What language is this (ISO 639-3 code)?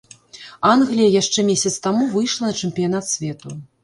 bel